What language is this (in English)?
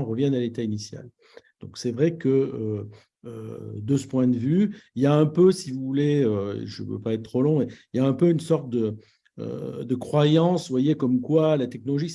French